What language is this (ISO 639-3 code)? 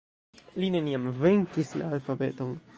epo